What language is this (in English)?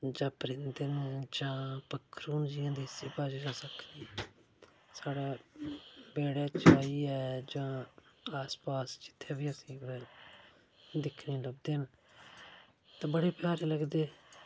Dogri